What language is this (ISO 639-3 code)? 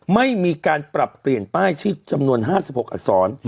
tha